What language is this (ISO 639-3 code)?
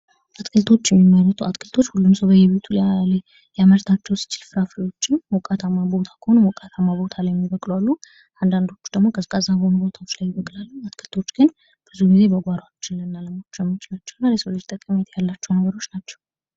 amh